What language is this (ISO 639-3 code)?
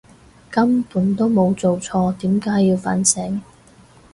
yue